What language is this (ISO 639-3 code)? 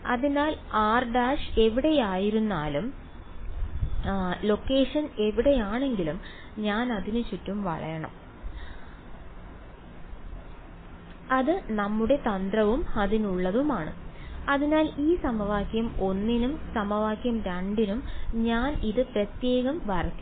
mal